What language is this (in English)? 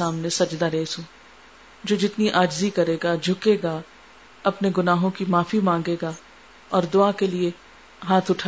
Urdu